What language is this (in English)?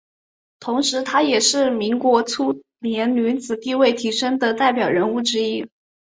Chinese